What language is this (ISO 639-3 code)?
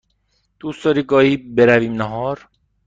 fas